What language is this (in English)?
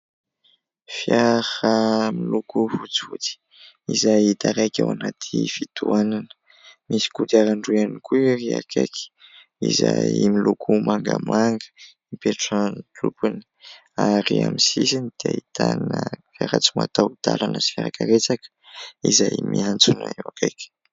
Malagasy